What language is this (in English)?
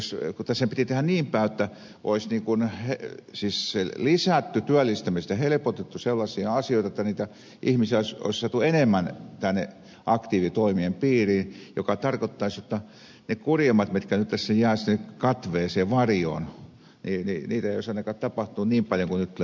Finnish